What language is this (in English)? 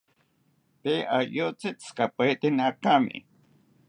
South Ucayali Ashéninka